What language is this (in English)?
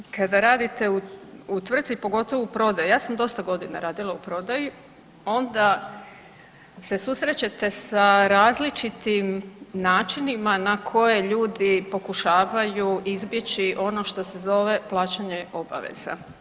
Croatian